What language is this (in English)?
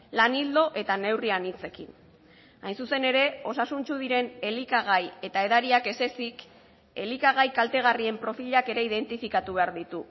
Basque